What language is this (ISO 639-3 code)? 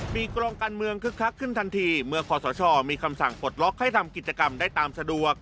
tha